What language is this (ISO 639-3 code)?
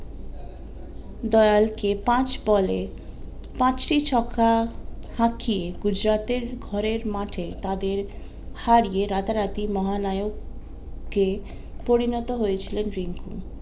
ben